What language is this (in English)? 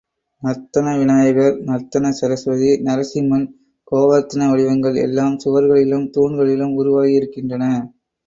Tamil